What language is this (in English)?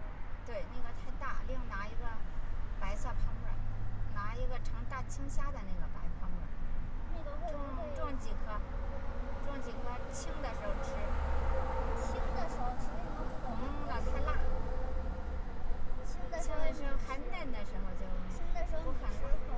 Chinese